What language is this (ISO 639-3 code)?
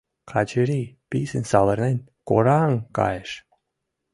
chm